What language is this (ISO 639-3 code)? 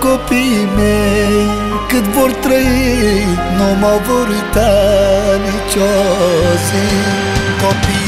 ron